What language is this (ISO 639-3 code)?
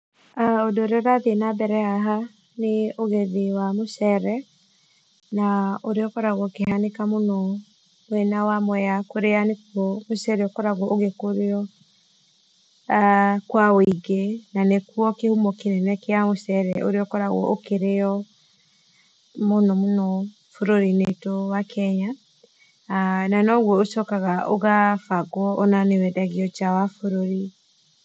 kik